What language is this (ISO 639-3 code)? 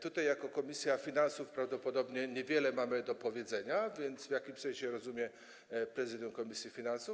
pol